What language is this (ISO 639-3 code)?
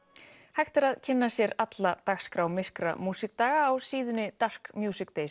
isl